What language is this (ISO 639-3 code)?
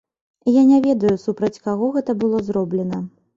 bel